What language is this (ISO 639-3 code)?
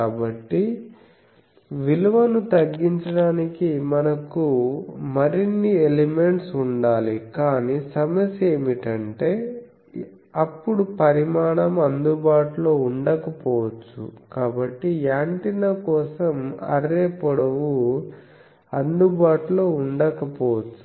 tel